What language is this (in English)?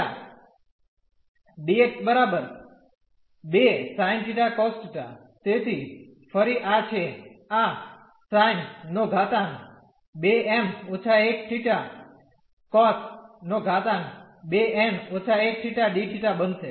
Gujarati